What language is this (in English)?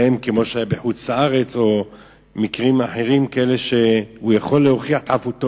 Hebrew